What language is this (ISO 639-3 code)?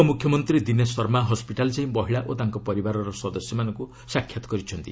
ori